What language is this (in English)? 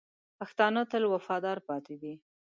Pashto